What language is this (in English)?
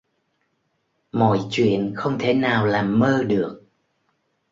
Vietnamese